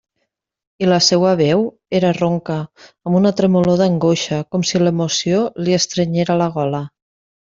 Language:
Catalan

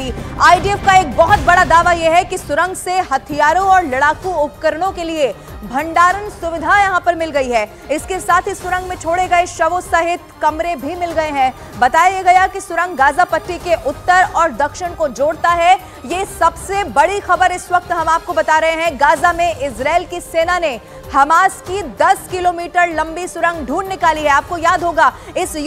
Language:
Hindi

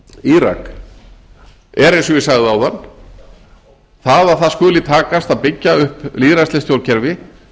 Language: Icelandic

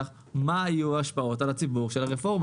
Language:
Hebrew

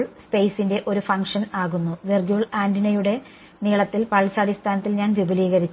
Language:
Malayalam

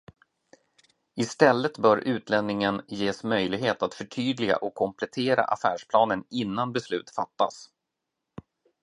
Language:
Swedish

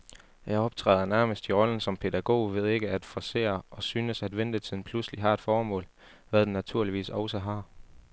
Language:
Danish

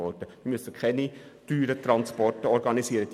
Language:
Swiss German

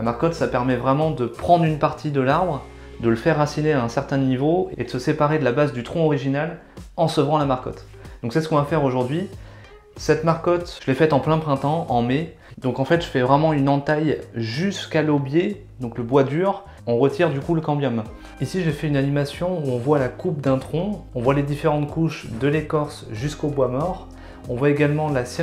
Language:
French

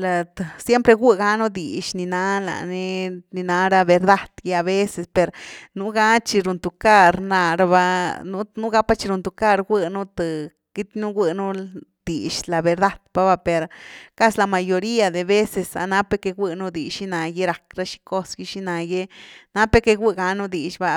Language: Güilá Zapotec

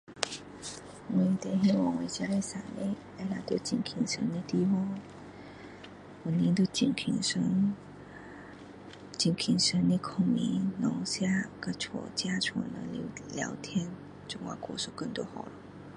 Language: Min Dong Chinese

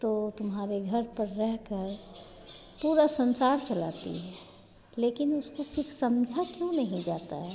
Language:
Hindi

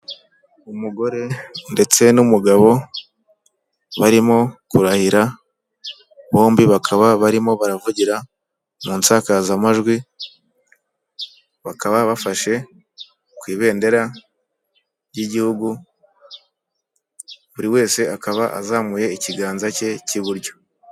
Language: Kinyarwanda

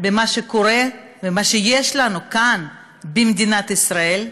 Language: Hebrew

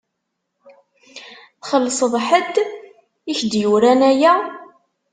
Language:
Kabyle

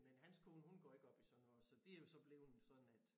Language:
Danish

